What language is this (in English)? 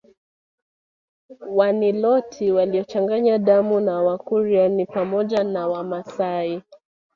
Swahili